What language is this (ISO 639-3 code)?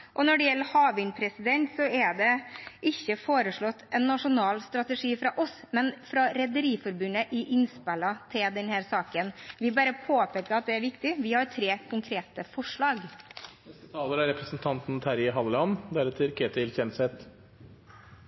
nob